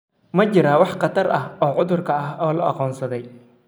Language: Somali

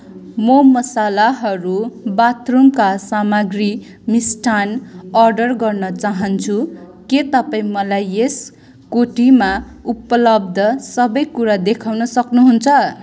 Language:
Nepali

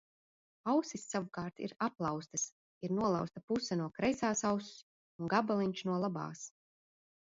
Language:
Latvian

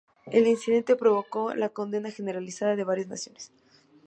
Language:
Spanish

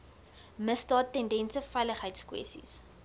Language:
Afrikaans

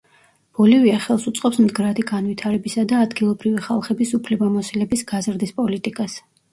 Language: Georgian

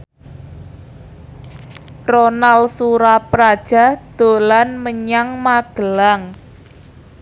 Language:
Javanese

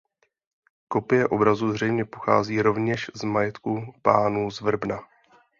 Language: Czech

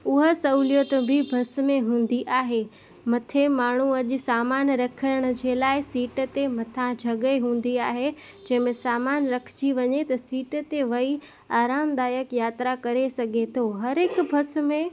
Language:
Sindhi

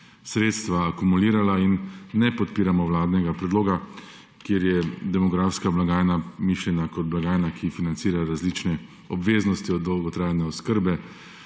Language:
Slovenian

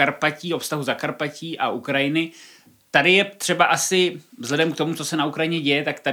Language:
Czech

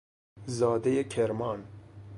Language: Persian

